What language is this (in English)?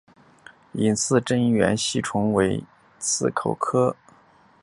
Chinese